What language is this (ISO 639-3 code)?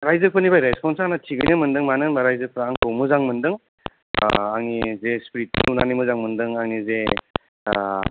brx